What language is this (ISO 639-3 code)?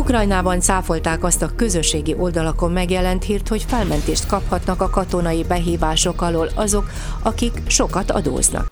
hun